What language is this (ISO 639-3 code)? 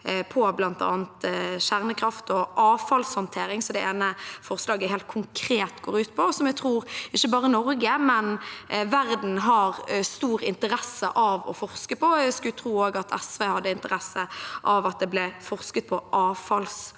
nor